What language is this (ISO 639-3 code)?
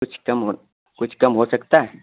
urd